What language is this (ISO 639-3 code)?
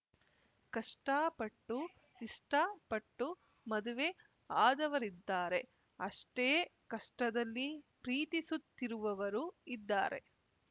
kan